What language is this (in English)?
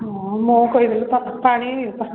Odia